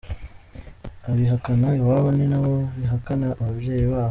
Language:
Kinyarwanda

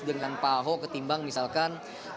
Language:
Indonesian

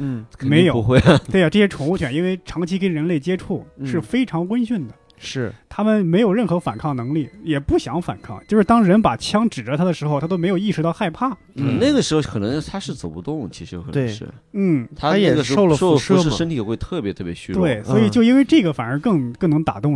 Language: Chinese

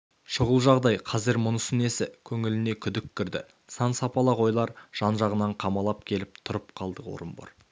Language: Kazakh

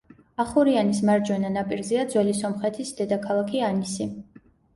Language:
Georgian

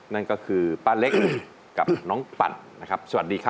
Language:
Thai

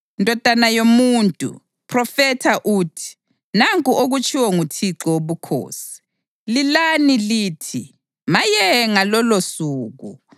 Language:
North Ndebele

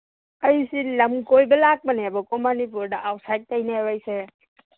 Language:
Manipuri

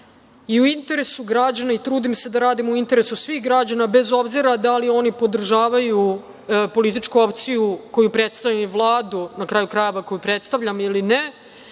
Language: Serbian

